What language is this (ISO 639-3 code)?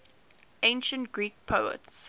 eng